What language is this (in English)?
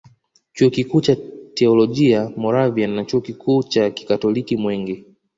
Swahili